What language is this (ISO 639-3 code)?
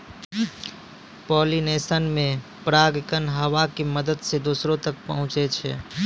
mai